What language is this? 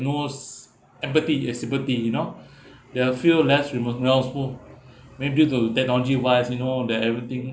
English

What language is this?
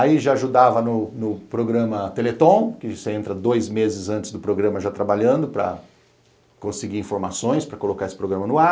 Portuguese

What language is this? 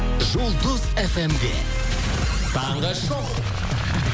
Kazakh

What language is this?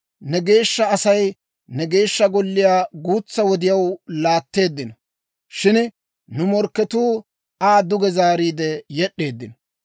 Dawro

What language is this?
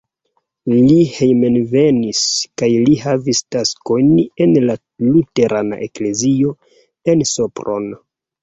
Esperanto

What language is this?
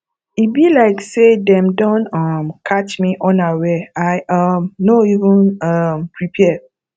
Nigerian Pidgin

